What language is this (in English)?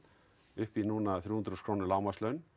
Icelandic